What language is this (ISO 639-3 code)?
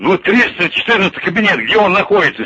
rus